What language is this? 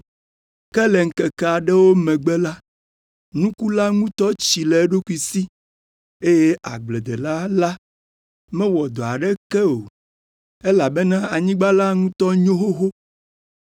Ewe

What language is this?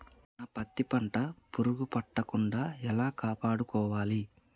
Telugu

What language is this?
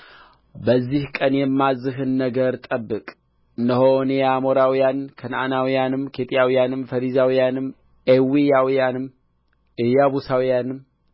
Amharic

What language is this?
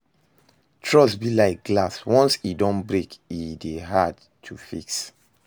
Nigerian Pidgin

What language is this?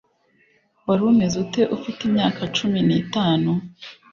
Kinyarwanda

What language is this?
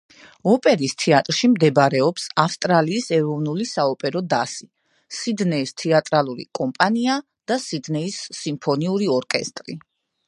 Georgian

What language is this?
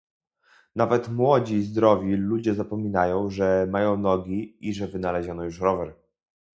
Polish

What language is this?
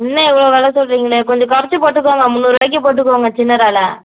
Tamil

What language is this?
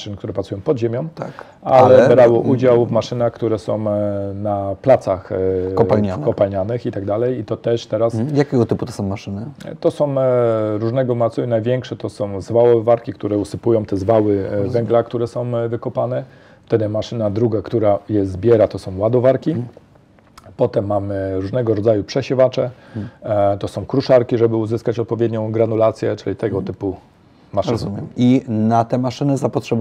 Polish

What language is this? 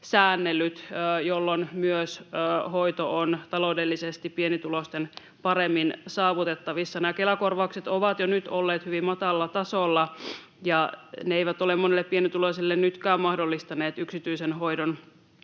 Finnish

